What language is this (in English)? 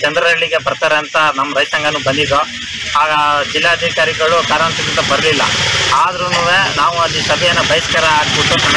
Romanian